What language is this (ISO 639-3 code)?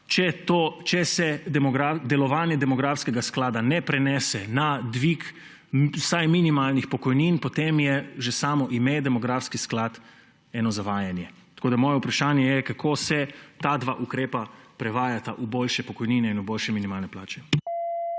slv